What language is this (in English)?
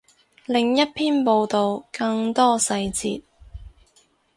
Cantonese